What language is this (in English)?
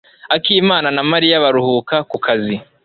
Kinyarwanda